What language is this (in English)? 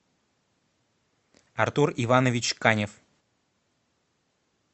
Russian